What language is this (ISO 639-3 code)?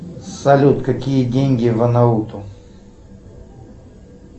rus